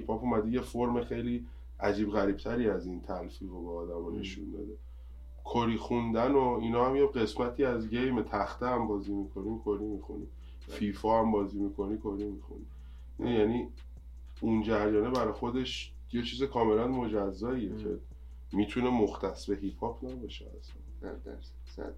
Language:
Persian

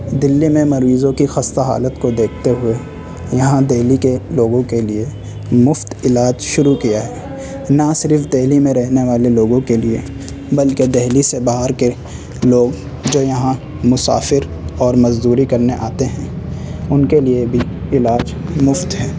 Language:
Urdu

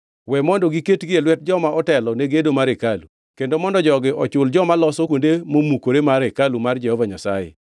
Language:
Luo (Kenya and Tanzania)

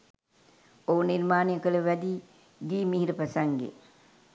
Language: Sinhala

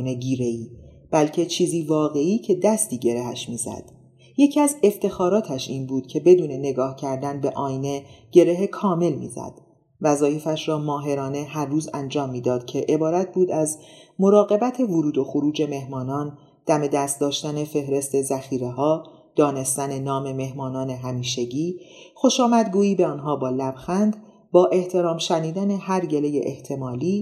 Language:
Persian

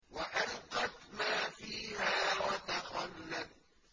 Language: Arabic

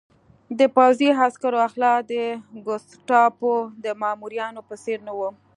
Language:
Pashto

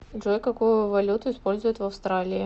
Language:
Russian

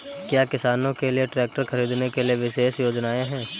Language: Hindi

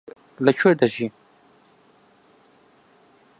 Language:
Central Kurdish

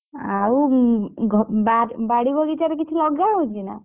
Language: Odia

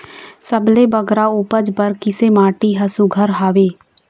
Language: Chhattisgarhi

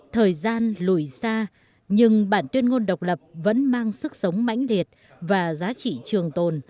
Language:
Vietnamese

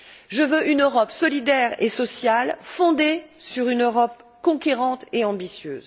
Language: French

